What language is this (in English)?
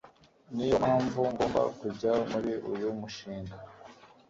Kinyarwanda